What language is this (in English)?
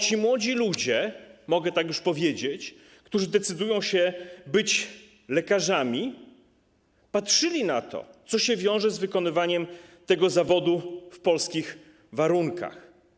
Polish